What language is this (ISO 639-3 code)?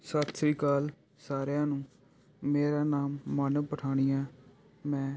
pan